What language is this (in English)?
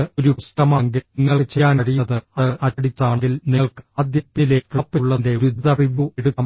Malayalam